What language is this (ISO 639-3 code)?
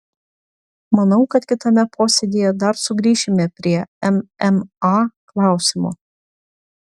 lit